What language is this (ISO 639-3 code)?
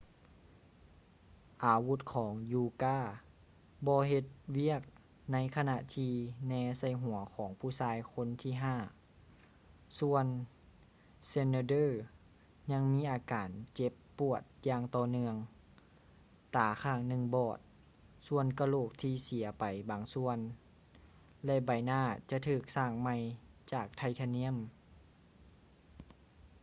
lao